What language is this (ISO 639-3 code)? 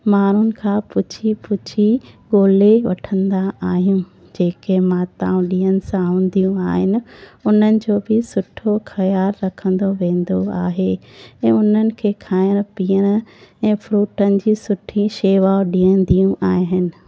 snd